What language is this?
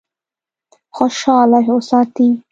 Pashto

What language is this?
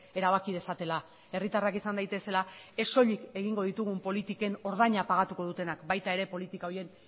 Basque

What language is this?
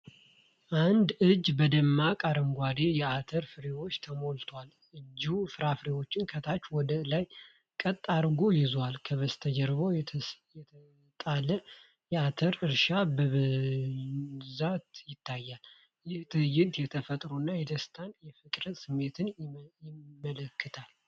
Amharic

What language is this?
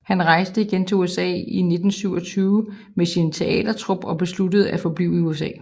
Danish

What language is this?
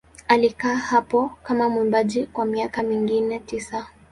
Swahili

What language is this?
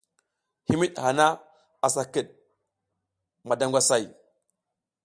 South Giziga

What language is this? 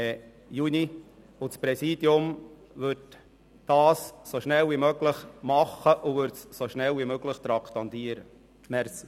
Swiss German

